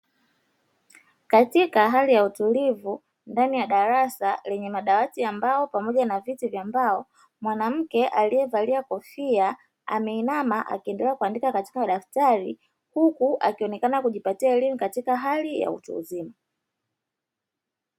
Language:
Swahili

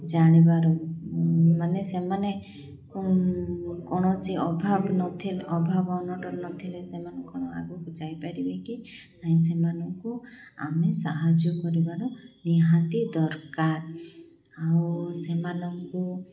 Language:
Odia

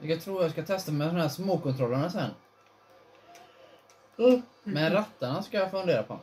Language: Swedish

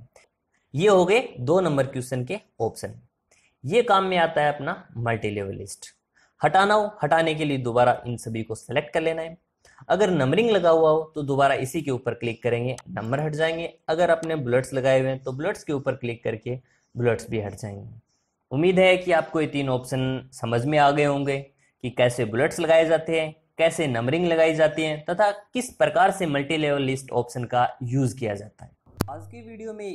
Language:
Hindi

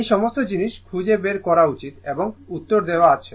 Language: Bangla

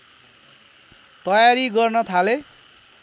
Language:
Nepali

